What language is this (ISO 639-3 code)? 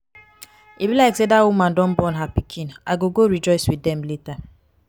pcm